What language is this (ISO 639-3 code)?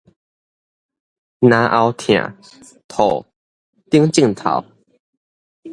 nan